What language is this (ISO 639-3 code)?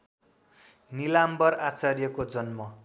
nep